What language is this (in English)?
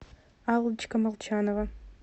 Russian